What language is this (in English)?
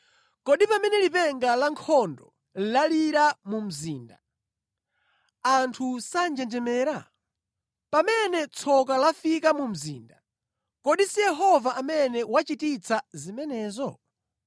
Nyanja